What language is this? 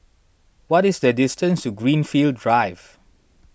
English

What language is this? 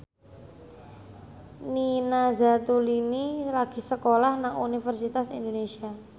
Javanese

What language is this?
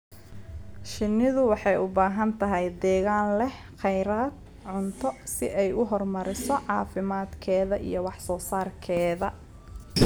Somali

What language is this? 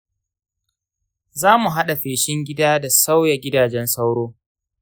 Hausa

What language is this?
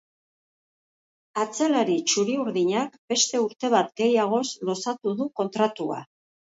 Basque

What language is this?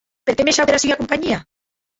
Occitan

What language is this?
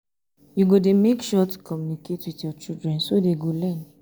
Nigerian Pidgin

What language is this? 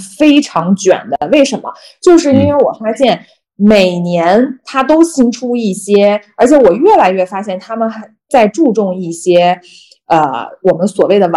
Chinese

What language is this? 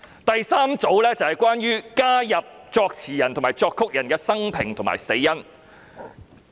Cantonese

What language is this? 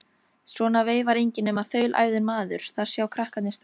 Icelandic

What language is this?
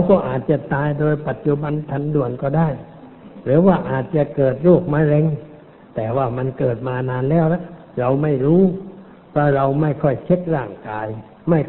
Thai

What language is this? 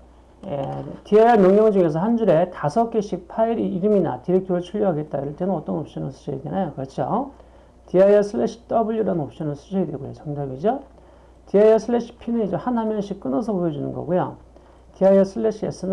Korean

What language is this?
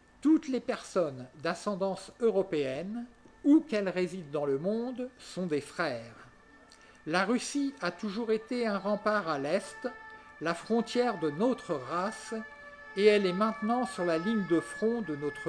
French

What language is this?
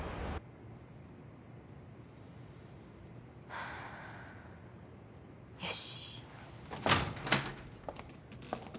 Japanese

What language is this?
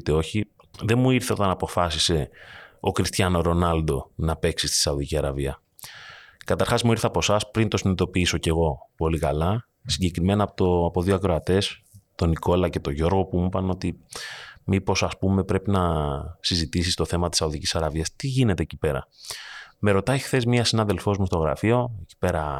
Greek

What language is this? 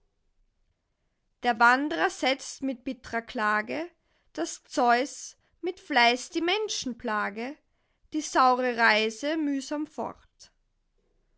German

